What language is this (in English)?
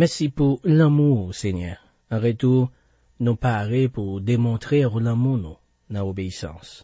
French